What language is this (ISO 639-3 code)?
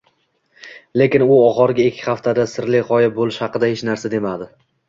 uzb